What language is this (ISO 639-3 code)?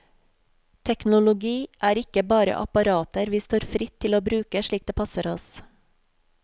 nor